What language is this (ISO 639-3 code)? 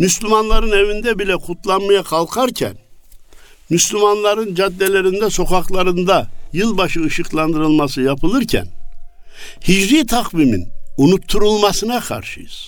tur